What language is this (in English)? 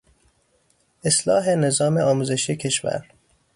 Persian